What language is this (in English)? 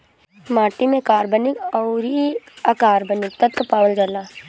Bhojpuri